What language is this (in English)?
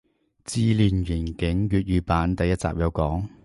Cantonese